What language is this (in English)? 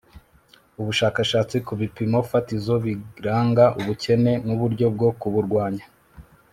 Kinyarwanda